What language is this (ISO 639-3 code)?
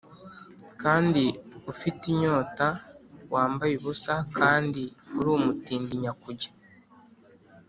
kin